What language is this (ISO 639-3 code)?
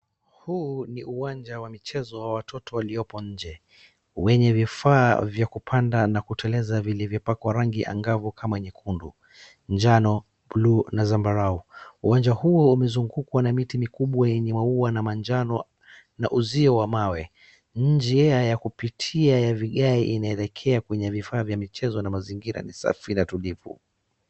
swa